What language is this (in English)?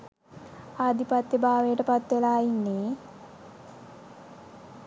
Sinhala